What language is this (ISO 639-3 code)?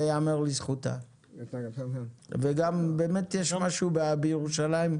heb